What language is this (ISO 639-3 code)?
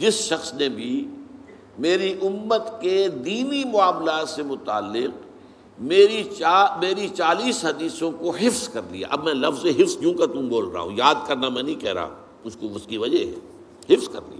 urd